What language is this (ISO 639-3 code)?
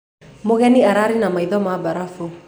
kik